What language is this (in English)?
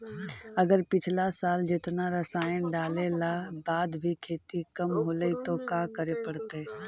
Magahi